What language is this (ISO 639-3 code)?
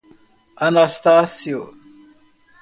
por